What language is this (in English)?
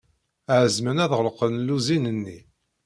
Kabyle